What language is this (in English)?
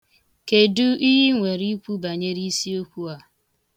Igbo